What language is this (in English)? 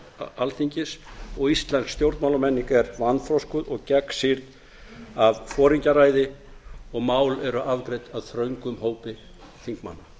Icelandic